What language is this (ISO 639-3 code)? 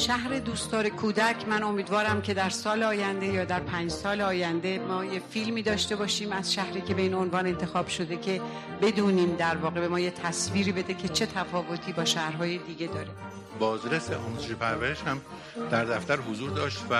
fas